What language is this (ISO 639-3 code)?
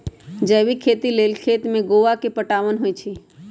mag